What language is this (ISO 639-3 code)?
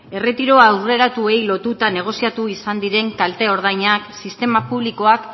eus